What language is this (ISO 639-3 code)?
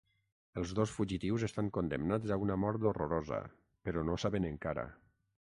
cat